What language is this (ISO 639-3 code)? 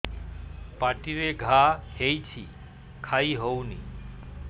ori